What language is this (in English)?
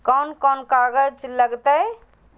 Magahi